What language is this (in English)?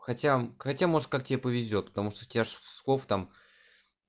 Russian